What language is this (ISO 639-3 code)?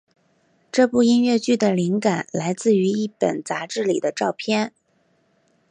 zho